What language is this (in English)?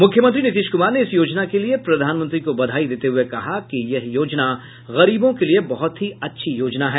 Hindi